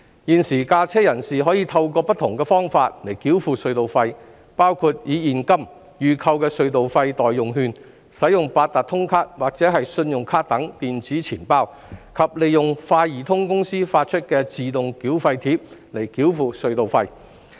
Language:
Cantonese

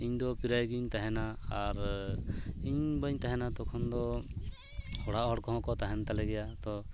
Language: Santali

